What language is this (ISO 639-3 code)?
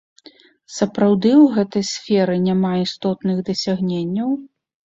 bel